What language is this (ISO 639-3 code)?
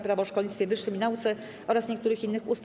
pol